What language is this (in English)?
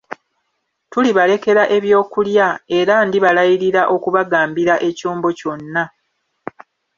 Ganda